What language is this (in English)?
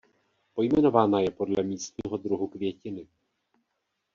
Czech